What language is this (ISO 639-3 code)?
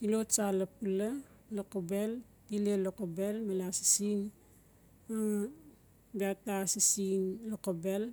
ncf